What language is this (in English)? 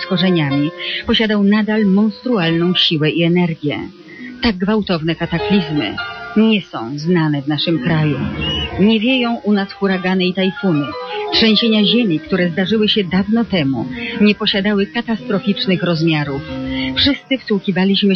Polish